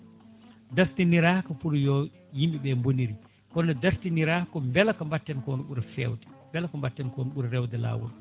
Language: Fula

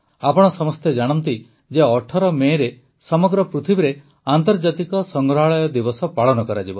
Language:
Odia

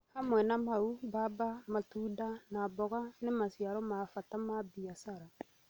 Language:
Kikuyu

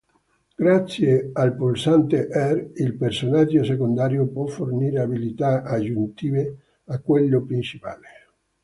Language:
Italian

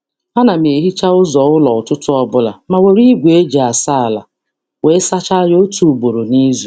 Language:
Igbo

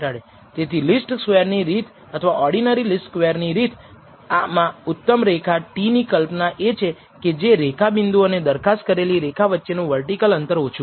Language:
Gujarati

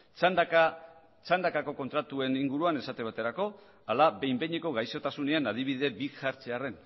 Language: Basque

